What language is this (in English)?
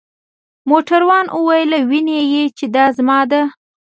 Pashto